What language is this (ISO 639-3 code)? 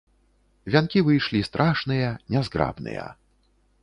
bel